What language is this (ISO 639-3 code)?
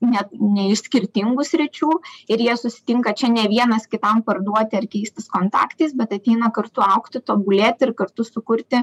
lit